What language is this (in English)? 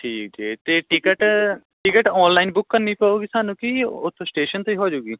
Punjabi